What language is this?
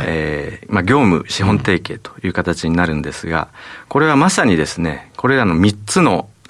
Japanese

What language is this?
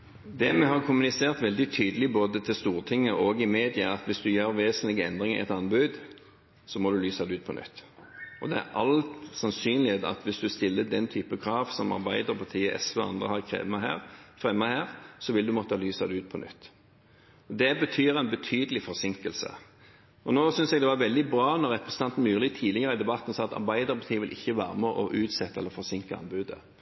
Norwegian Bokmål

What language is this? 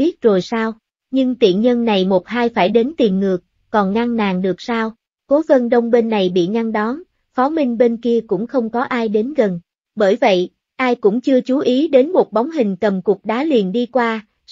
Vietnamese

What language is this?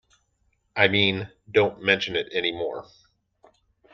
English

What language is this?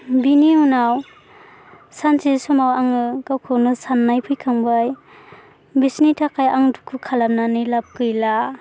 Bodo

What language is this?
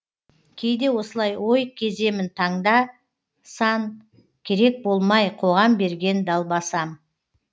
Kazakh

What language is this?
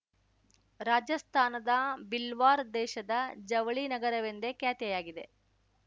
Kannada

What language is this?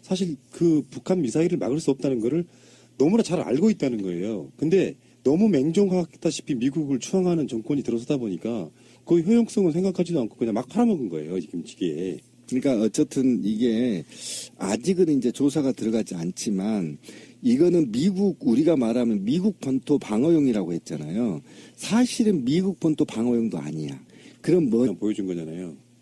Korean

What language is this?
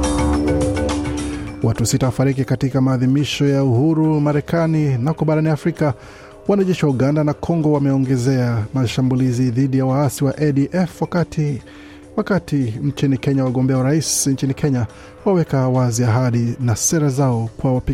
Swahili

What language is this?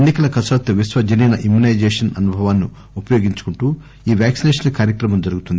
Telugu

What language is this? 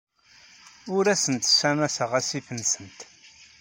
Kabyle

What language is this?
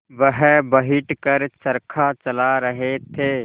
Hindi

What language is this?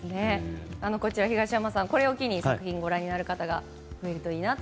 Japanese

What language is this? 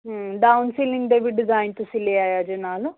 Punjabi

